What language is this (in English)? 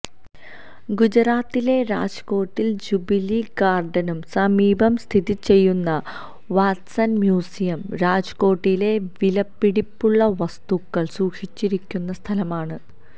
Malayalam